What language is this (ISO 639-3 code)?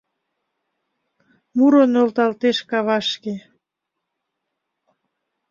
chm